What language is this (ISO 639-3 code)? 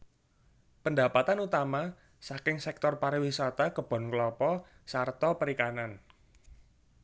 jav